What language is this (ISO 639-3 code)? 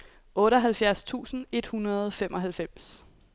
dan